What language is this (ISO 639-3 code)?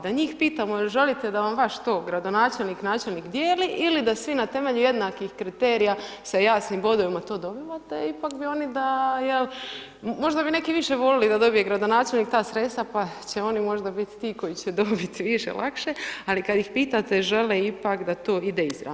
hrv